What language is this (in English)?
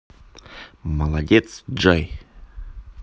Russian